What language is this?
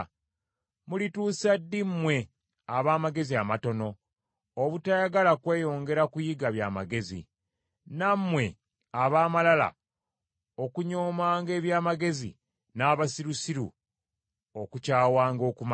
Ganda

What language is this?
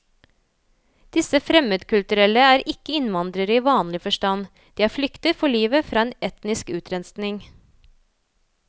Norwegian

